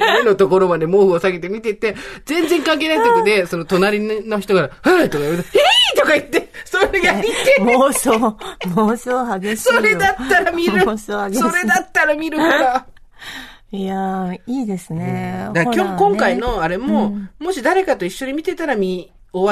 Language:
Japanese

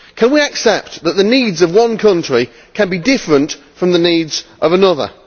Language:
English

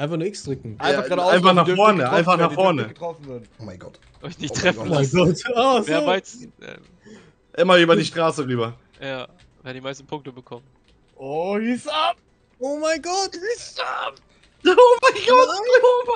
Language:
German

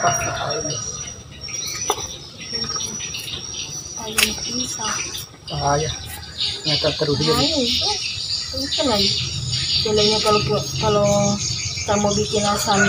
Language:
Indonesian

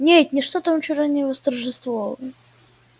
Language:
Russian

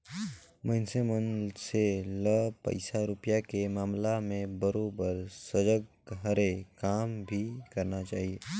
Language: Chhattisgarhi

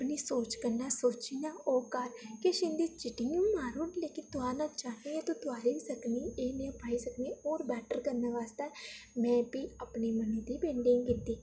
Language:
Dogri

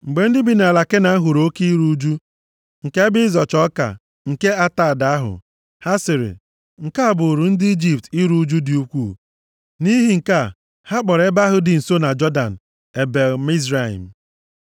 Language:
Igbo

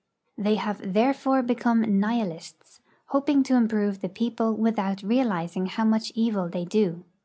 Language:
English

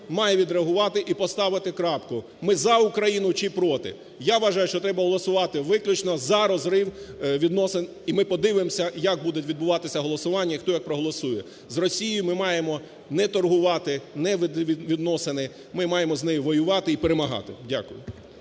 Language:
Ukrainian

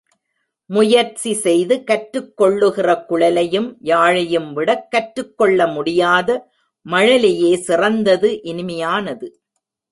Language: Tamil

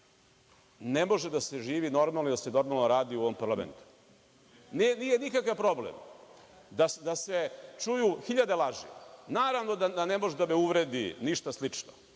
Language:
Serbian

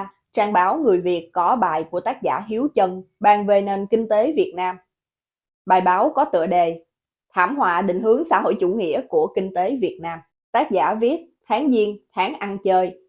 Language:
Vietnamese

